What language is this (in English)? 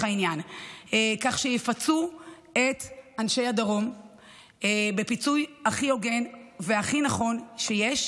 Hebrew